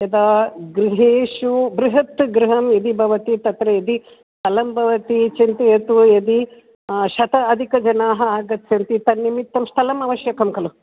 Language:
Sanskrit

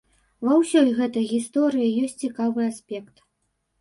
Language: Belarusian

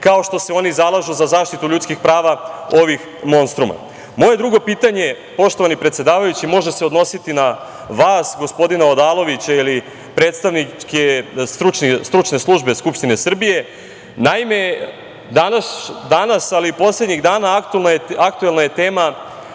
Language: Serbian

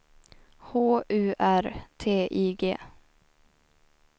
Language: Swedish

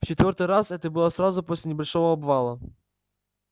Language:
Russian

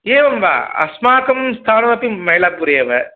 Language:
Sanskrit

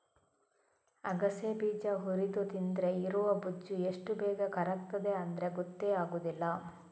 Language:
Kannada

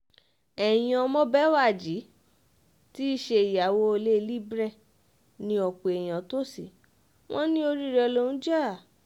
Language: Yoruba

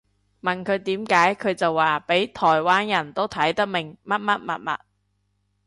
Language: Cantonese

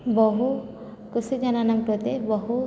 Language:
Sanskrit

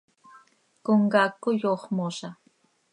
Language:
Seri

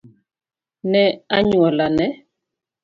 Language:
Luo (Kenya and Tanzania)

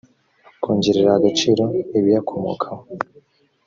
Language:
Kinyarwanda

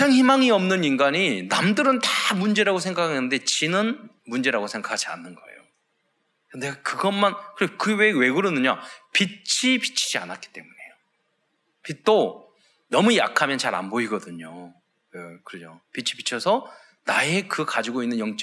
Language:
Korean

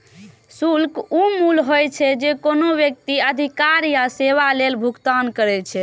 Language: Maithili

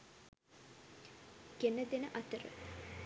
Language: Sinhala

